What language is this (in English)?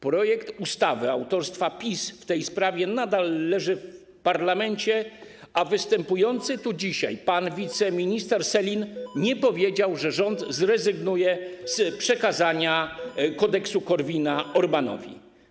Polish